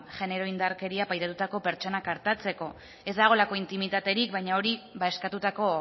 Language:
Basque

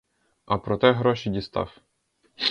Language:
Ukrainian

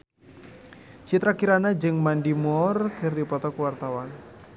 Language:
Sundanese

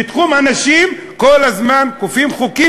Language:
Hebrew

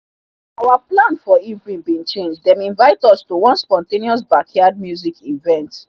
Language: Nigerian Pidgin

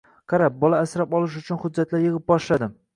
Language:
Uzbek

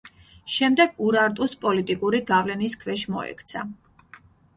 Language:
Georgian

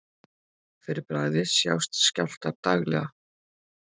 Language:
Icelandic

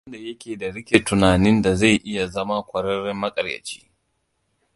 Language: Hausa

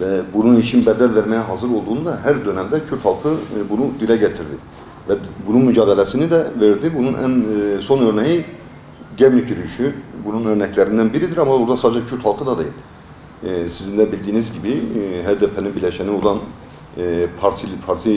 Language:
Turkish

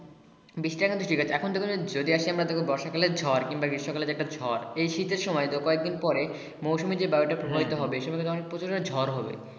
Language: Bangla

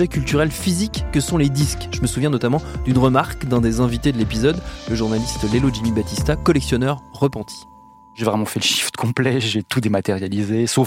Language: French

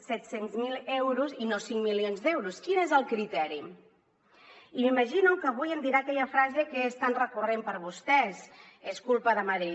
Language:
Catalan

